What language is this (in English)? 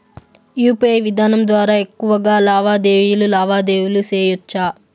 Telugu